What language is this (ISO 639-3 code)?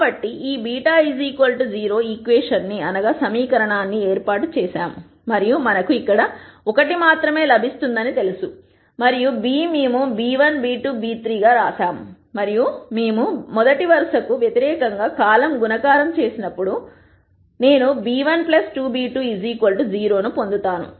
tel